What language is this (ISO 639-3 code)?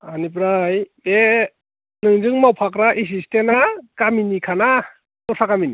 brx